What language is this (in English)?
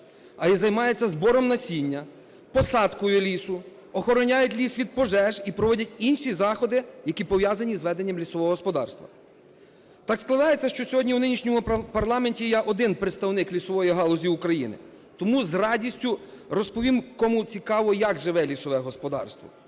Ukrainian